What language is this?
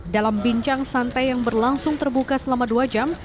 Indonesian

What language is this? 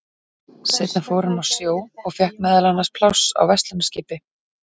Icelandic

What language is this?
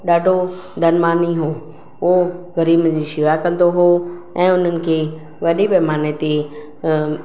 Sindhi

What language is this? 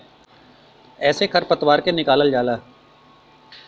Bhojpuri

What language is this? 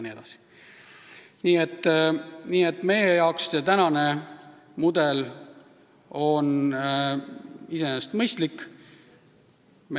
Estonian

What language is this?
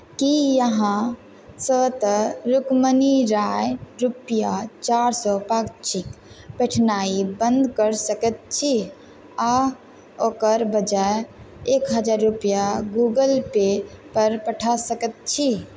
Maithili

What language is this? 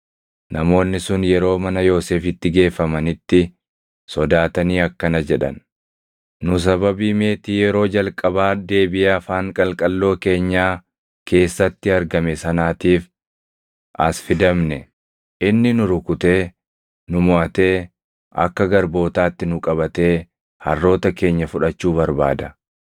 Oromo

